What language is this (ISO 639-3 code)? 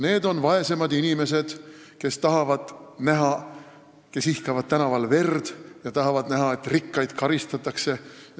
est